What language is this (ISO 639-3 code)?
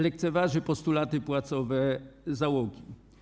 pol